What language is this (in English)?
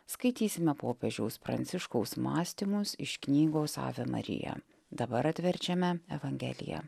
Lithuanian